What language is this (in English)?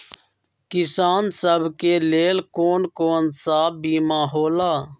Magahi